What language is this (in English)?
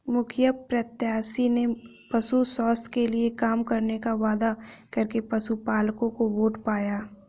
Hindi